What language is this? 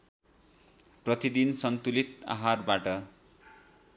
Nepali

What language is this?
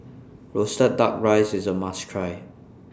English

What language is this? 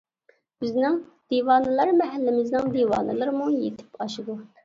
Uyghur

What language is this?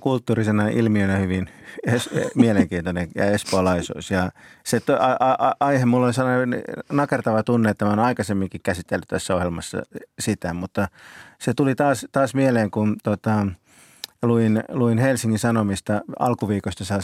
Finnish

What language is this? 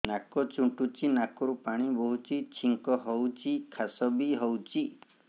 Odia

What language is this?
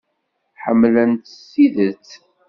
Kabyle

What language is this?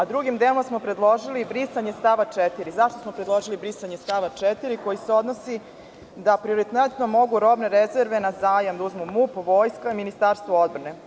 Serbian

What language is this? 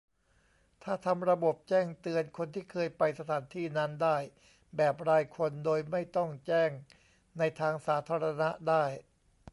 Thai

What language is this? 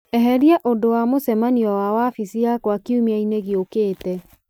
Kikuyu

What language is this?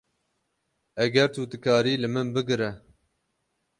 Kurdish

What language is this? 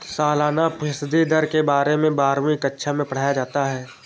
Hindi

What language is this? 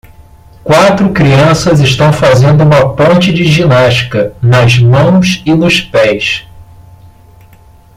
Portuguese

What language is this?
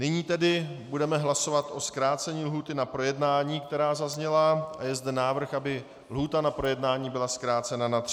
Czech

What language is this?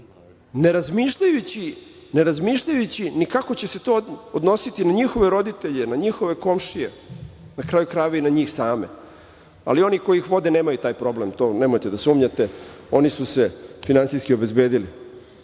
Serbian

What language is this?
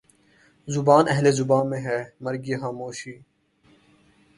Urdu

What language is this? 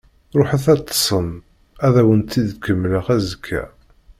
Kabyle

